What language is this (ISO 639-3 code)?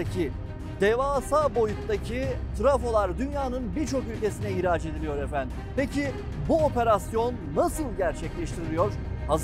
tur